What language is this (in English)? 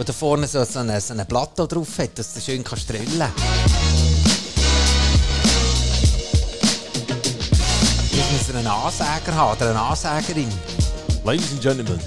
German